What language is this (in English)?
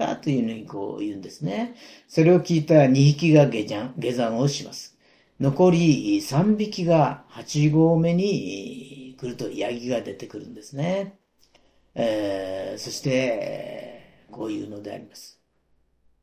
Japanese